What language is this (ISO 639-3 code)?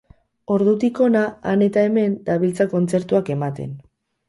eus